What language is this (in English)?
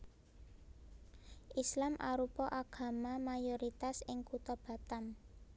Javanese